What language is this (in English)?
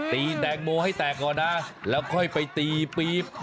Thai